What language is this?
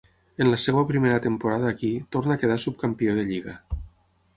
Catalan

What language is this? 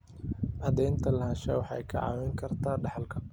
Somali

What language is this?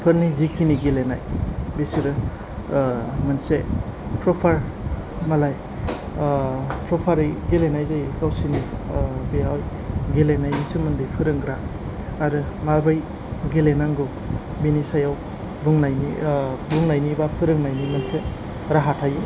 Bodo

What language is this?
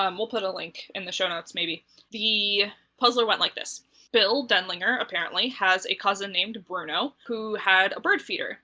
English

